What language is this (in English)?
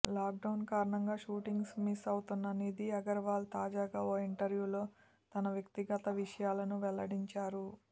Telugu